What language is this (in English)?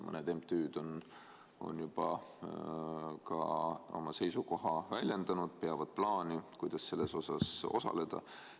Estonian